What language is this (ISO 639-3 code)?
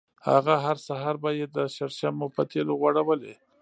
pus